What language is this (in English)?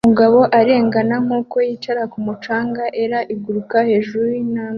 Kinyarwanda